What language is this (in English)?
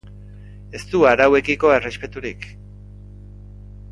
Basque